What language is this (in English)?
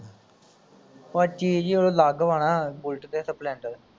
Punjabi